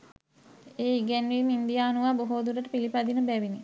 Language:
Sinhala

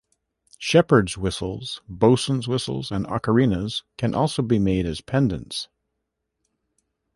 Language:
English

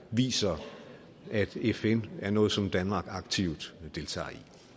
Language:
Danish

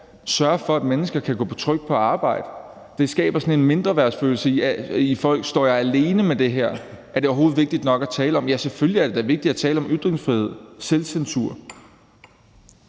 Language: Danish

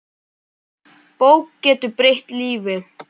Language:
Icelandic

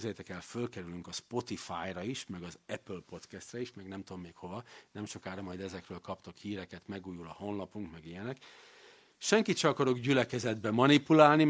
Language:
Hungarian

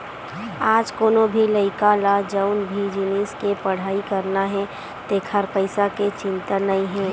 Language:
Chhattisgarhi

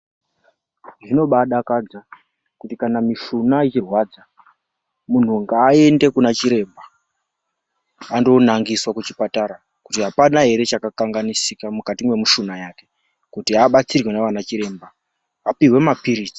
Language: Ndau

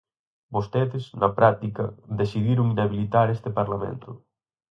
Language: Galician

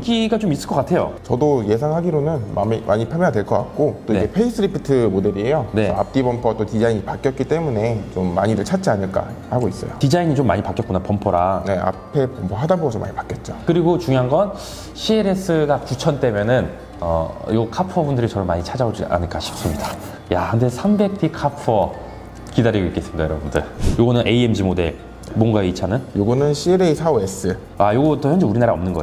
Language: Korean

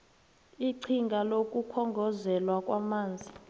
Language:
South Ndebele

